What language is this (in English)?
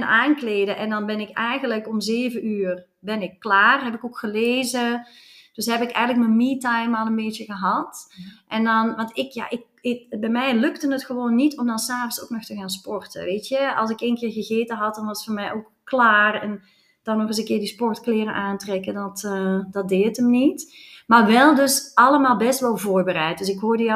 Dutch